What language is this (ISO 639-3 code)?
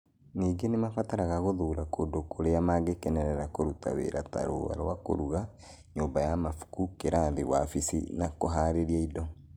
kik